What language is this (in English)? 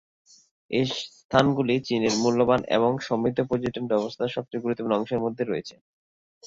Bangla